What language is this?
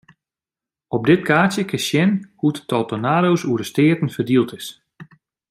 Western Frisian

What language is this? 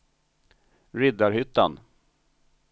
Swedish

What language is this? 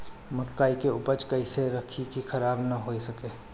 Bhojpuri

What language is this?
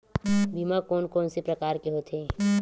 Chhattisgarhi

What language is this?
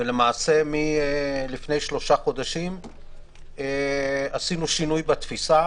Hebrew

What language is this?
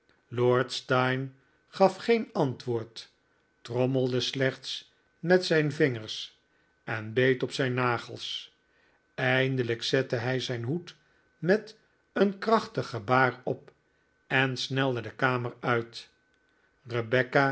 Dutch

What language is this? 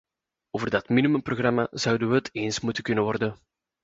Dutch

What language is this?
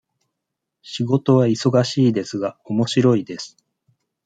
Japanese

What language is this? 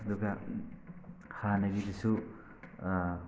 Manipuri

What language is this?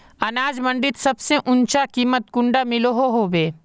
Magahi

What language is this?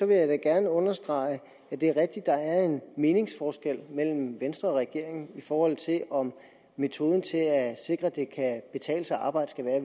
Danish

